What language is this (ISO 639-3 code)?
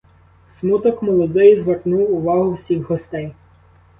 ukr